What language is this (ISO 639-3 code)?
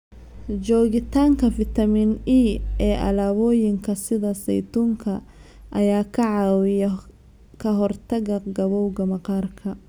som